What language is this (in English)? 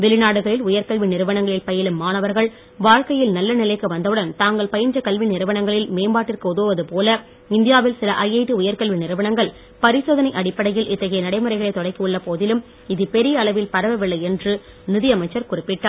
Tamil